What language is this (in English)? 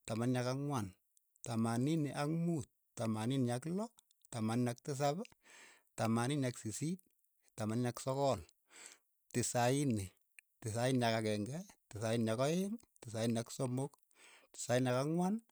Keiyo